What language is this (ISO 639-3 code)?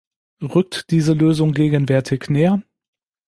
deu